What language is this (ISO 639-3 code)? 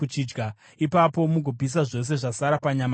sna